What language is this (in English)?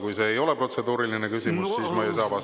Estonian